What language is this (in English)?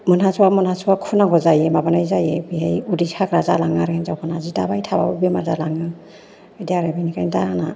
Bodo